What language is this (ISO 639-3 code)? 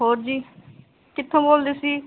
pan